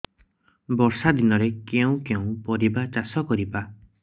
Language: Odia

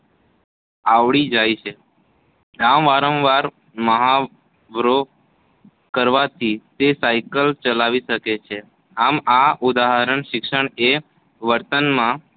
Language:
Gujarati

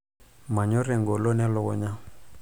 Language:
Masai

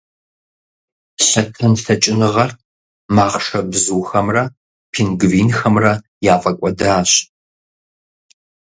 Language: Kabardian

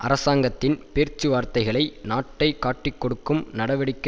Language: Tamil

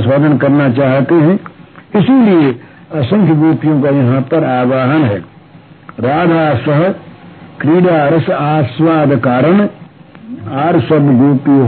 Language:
Hindi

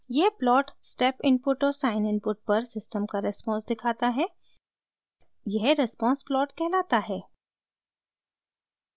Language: Hindi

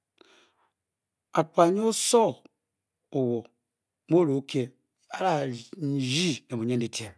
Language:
Bokyi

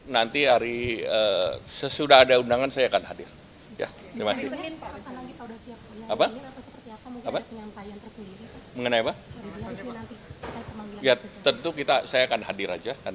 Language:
Indonesian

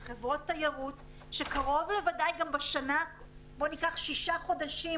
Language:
Hebrew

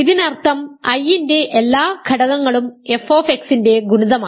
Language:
Malayalam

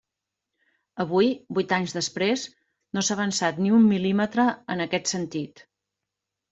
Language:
Catalan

